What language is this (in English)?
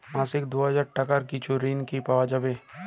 Bangla